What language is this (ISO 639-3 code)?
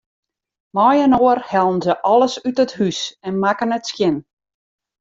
fry